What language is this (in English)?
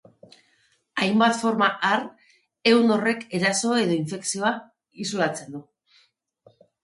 Basque